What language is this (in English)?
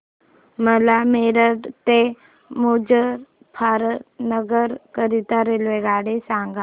Marathi